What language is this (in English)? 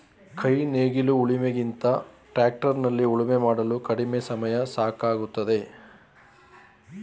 Kannada